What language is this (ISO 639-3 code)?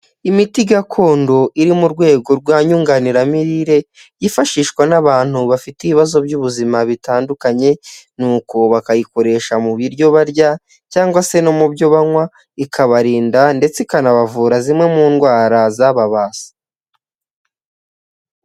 kin